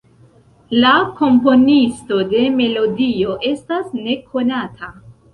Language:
Esperanto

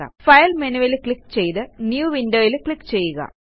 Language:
Malayalam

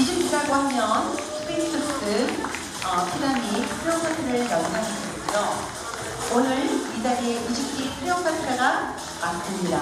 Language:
Korean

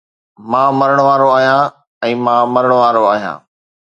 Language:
Sindhi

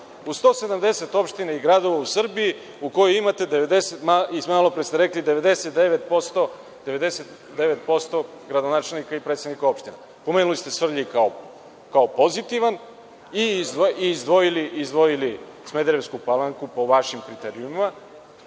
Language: Serbian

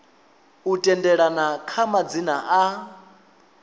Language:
Venda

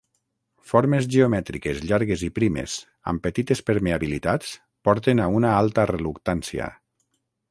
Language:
Catalan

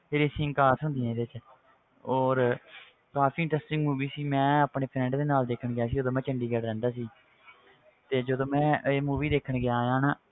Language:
Punjabi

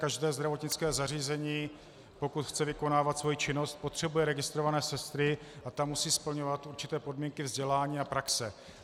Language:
Czech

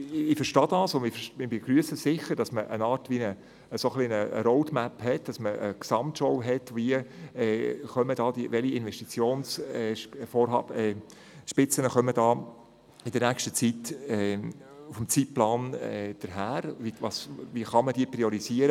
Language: Swiss German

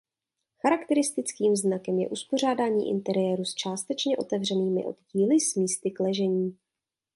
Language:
Czech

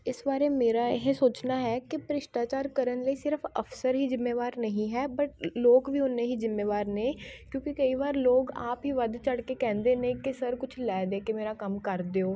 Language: Punjabi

